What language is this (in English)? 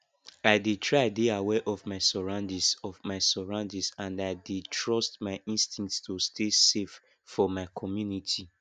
Nigerian Pidgin